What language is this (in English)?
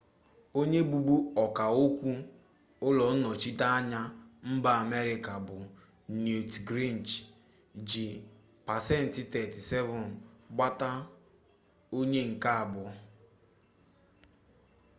Igbo